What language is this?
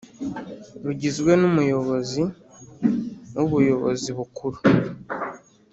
Kinyarwanda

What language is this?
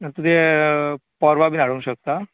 Konkani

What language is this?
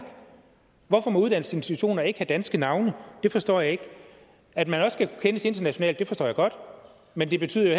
Danish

